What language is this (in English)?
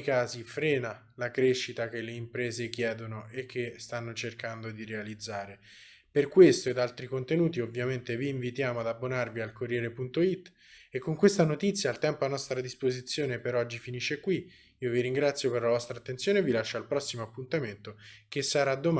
Italian